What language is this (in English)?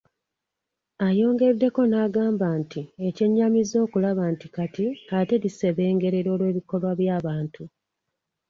Ganda